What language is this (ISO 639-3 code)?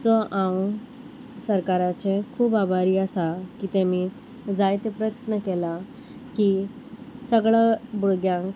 kok